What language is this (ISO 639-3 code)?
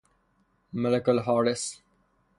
fas